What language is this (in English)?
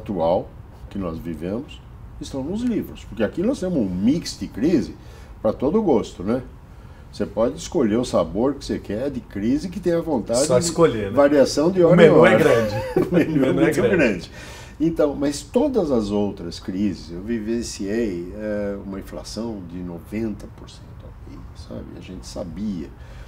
Portuguese